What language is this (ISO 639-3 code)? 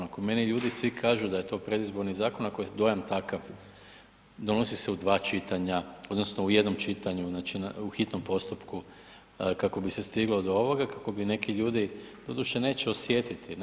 hrv